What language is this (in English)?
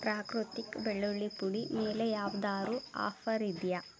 Kannada